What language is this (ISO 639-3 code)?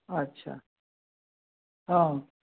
mai